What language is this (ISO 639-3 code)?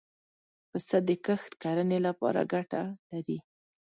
pus